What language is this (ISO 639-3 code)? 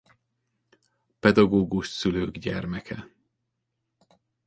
hun